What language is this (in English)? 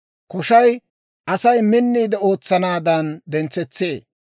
Dawro